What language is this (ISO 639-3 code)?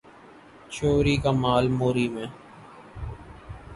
urd